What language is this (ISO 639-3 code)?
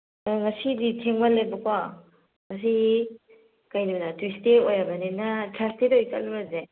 mni